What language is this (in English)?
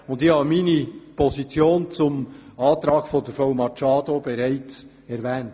Swiss German